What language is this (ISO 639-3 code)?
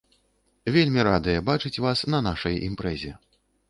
bel